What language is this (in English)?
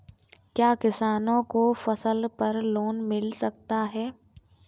Hindi